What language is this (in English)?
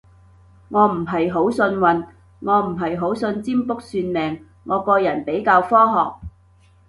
Cantonese